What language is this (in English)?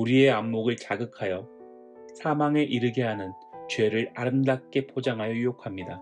Korean